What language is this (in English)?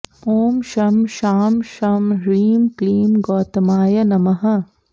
Sanskrit